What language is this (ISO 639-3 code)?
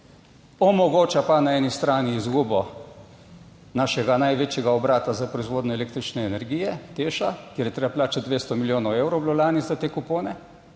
slv